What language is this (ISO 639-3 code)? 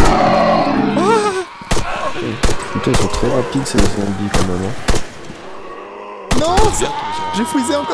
fra